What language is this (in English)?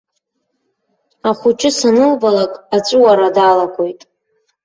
Abkhazian